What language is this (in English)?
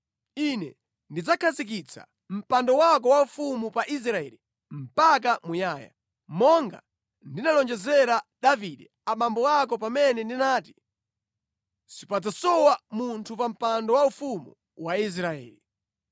Nyanja